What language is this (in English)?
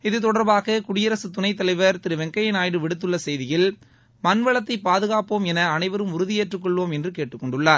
Tamil